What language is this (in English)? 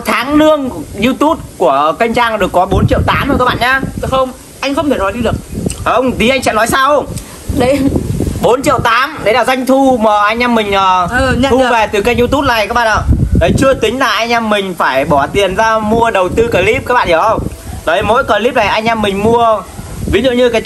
Vietnamese